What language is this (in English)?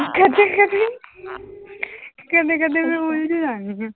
Punjabi